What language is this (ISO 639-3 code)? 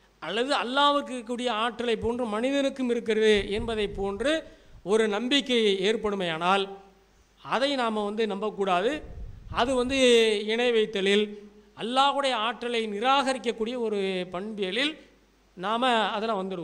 nld